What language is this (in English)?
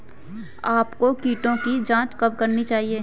Hindi